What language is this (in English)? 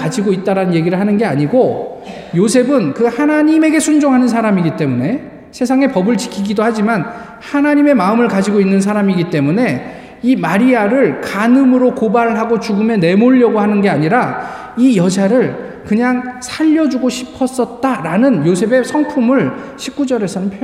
Korean